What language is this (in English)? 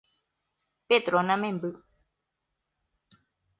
Guarani